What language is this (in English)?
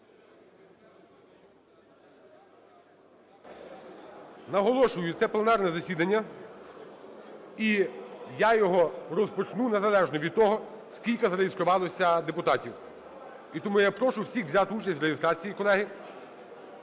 Ukrainian